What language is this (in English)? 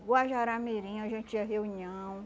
Portuguese